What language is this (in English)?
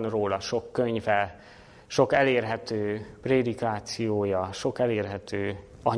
Hungarian